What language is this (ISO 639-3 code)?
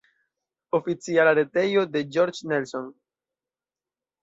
epo